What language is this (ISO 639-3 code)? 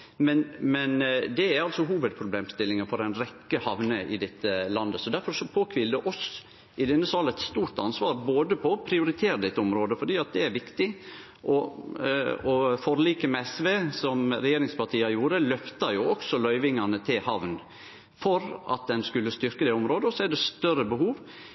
nno